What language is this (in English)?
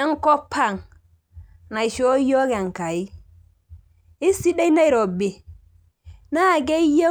Masai